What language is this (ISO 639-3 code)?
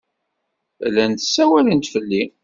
kab